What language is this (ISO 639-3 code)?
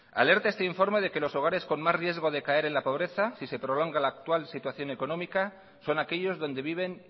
spa